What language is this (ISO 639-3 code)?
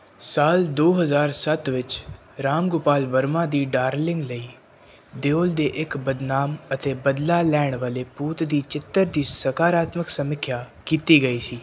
pan